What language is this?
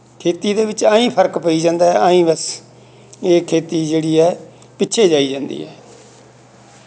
Punjabi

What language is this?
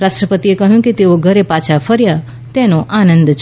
Gujarati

